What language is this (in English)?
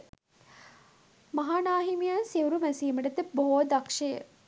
Sinhala